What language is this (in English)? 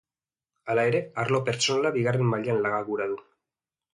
Basque